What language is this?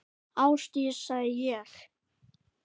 Icelandic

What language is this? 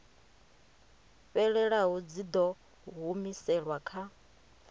Venda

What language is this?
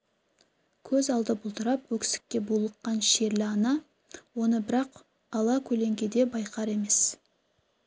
Kazakh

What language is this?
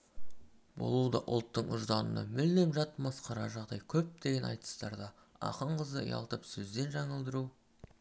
Kazakh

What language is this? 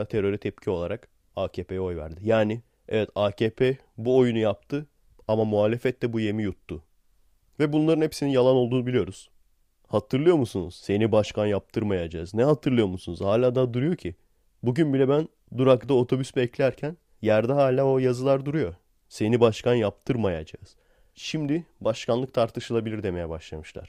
Turkish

